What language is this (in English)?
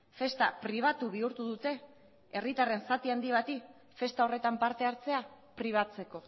Basque